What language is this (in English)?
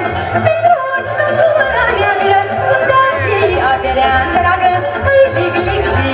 Romanian